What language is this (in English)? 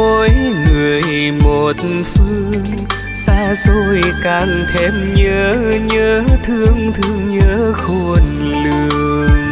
Vietnamese